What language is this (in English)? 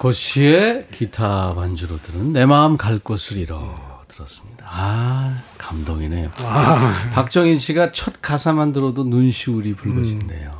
Korean